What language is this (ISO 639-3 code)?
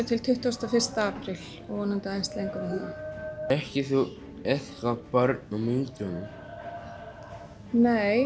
isl